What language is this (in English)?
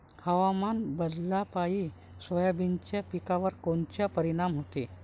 Marathi